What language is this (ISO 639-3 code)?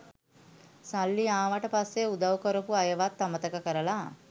sin